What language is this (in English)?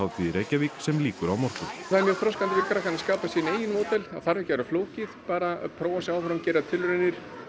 Icelandic